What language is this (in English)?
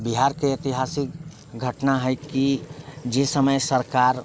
Maithili